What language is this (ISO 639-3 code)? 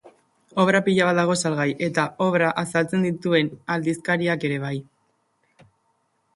eus